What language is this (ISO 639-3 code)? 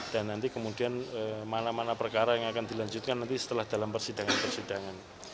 ind